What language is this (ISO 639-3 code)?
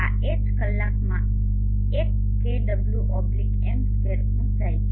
guj